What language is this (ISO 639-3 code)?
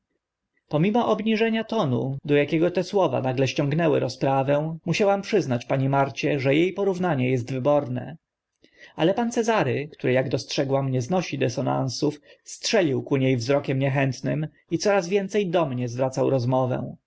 pol